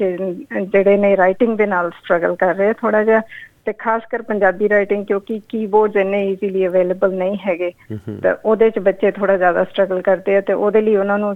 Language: Punjabi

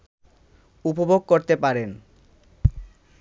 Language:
Bangla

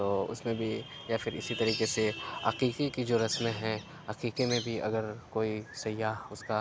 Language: Urdu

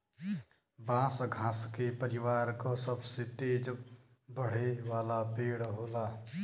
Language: Bhojpuri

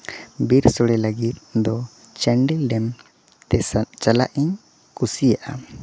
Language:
Santali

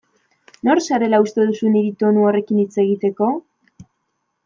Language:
Basque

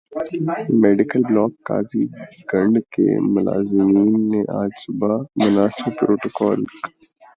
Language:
Urdu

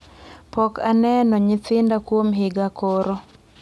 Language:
Luo (Kenya and Tanzania)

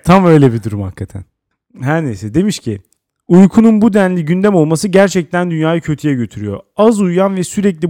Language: Turkish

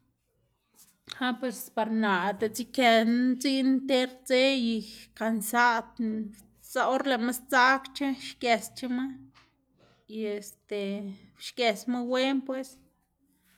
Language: Xanaguía Zapotec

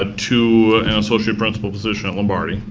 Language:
English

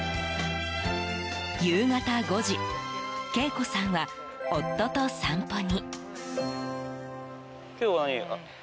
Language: Japanese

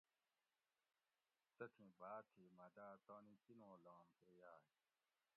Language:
Gawri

